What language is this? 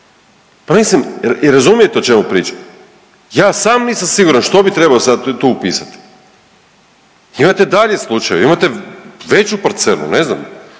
Croatian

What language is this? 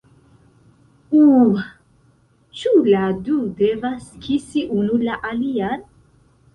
Esperanto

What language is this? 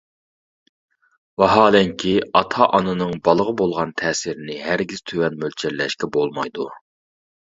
Uyghur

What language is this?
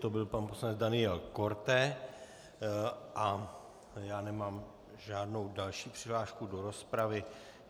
Czech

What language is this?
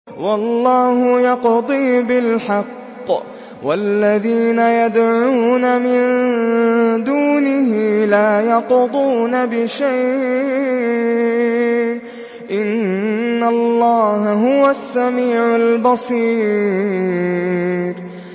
Arabic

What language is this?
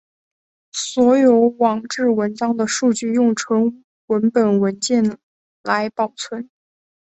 Chinese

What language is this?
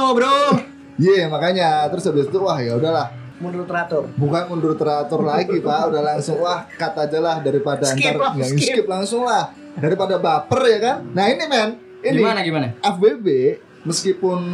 Indonesian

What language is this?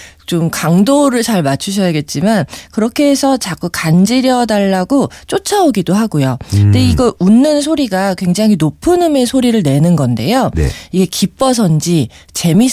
Korean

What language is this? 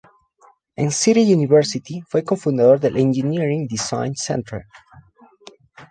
Spanish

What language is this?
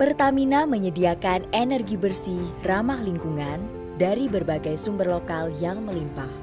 Indonesian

